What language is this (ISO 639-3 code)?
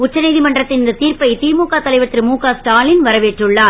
tam